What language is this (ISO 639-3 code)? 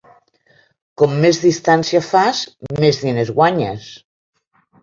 cat